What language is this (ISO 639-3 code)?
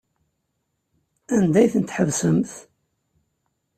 kab